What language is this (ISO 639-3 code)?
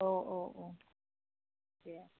brx